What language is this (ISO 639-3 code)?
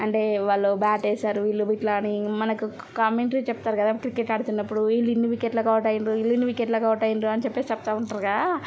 tel